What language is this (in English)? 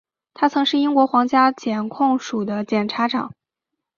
Chinese